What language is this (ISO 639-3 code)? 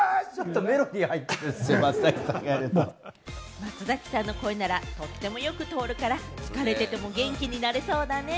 jpn